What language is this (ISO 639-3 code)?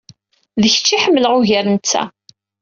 kab